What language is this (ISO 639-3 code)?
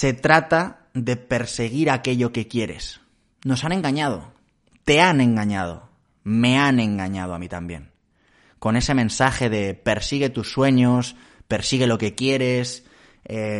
spa